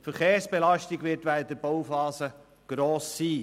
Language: Swiss German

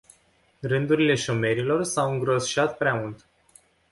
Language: Romanian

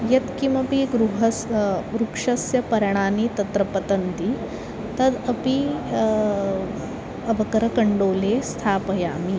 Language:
Sanskrit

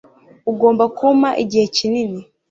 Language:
Kinyarwanda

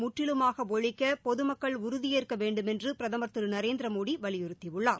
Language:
Tamil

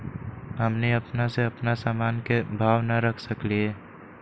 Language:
Magahi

